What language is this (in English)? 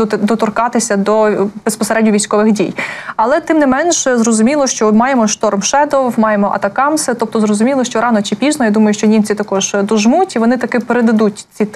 Ukrainian